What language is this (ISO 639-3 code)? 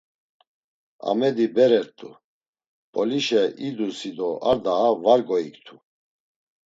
lzz